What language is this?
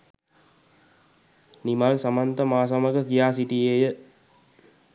Sinhala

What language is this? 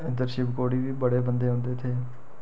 Dogri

